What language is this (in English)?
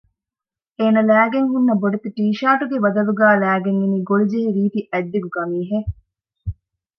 Divehi